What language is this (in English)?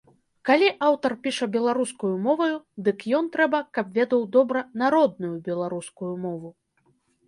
Belarusian